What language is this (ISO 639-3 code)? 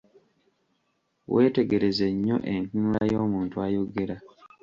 lug